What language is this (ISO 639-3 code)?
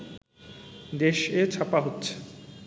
ben